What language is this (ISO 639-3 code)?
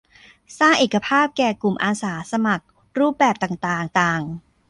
tha